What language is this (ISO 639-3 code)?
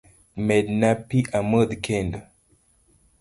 luo